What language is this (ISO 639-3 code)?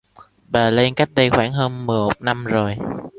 vie